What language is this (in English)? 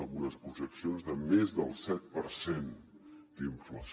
Catalan